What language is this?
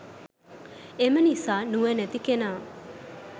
Sinhala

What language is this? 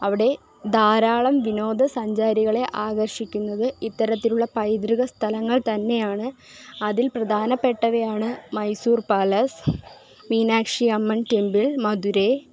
Malayalam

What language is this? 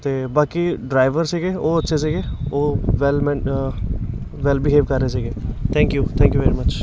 Punjabi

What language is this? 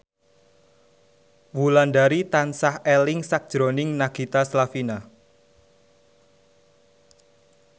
Javanese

